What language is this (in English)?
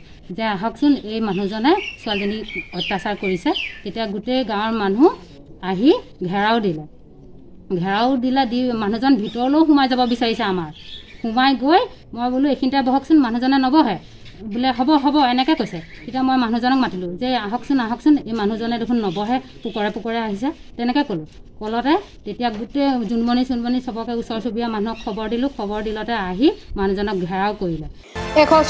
Hindi